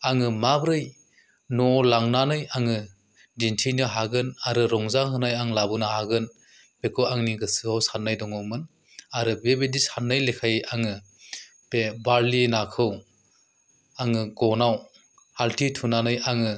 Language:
Bodo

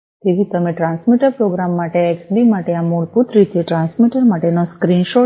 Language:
Gujarati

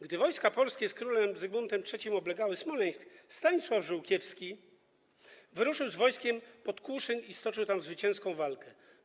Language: Polish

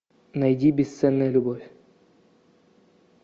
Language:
Russian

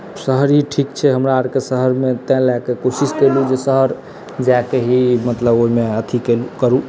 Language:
Maithili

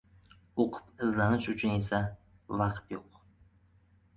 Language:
Uzbek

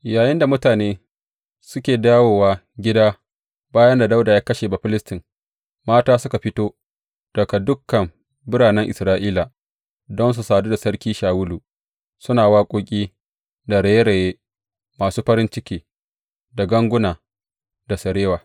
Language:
Hausa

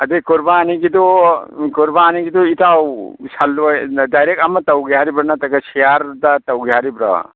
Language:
Manipuri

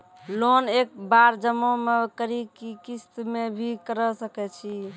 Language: Maithili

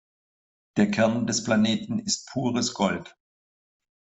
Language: German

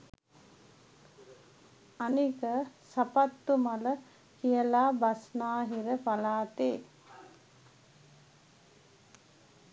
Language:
Sinhala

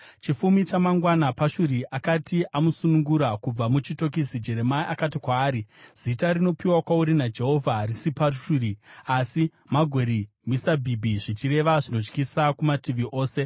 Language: Shona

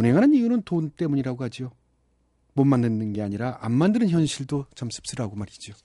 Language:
Korean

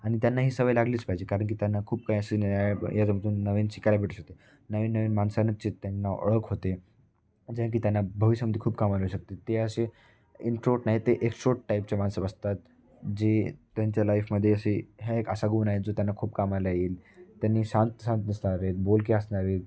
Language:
Marathi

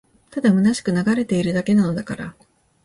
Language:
Japanese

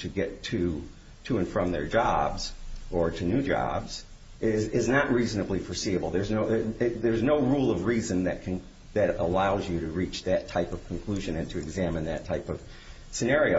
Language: English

